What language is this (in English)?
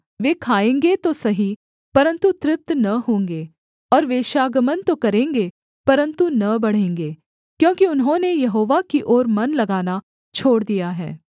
Hindi